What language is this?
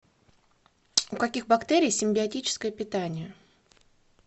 Russian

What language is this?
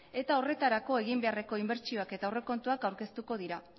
Basque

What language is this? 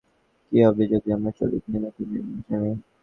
Bangla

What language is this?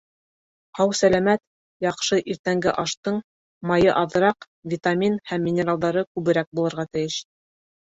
Bashkir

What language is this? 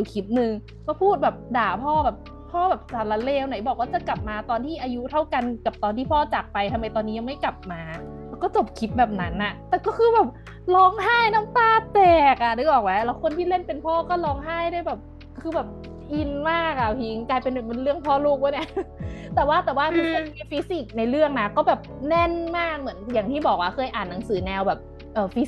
Thai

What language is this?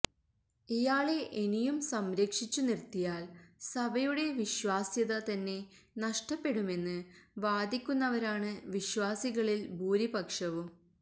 Malayalam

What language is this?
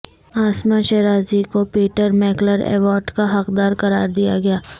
Urdu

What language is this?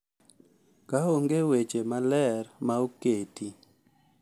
Luo (Kenya and Tanzania)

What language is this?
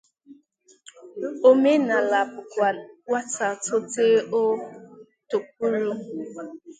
Igbo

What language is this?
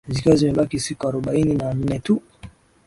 Swahili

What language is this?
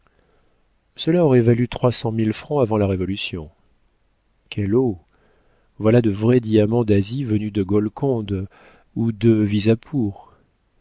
French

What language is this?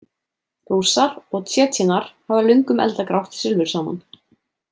Icelandic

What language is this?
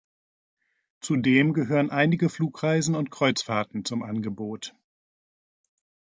German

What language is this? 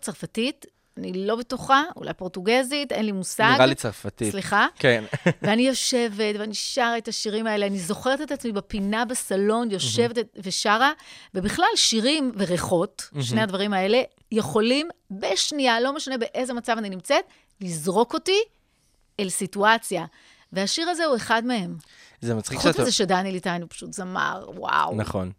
Hebrew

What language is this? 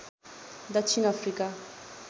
Nepali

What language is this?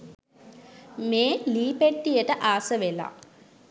Sinhala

